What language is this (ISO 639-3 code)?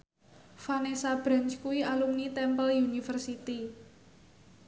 jav